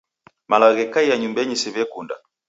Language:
Taita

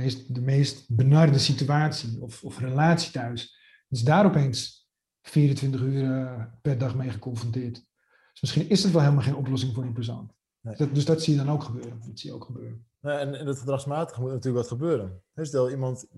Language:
Dutch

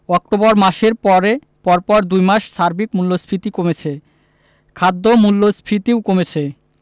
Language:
Bangla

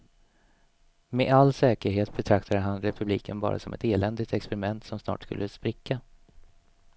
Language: Swedish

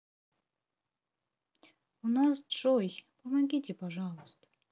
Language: Russian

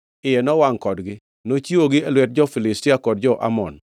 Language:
Luo (Kenya and Tanzania)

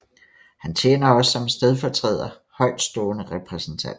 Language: Danish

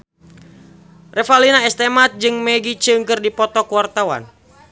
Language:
Sundanese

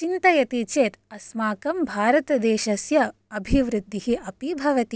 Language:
Sanskrit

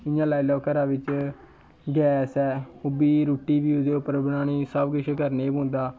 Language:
Dogri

